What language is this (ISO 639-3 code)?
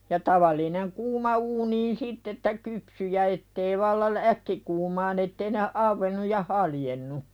fin